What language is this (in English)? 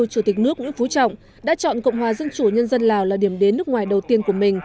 Vietnamese